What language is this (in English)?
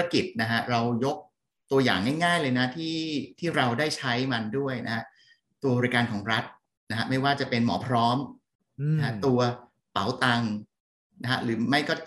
Thai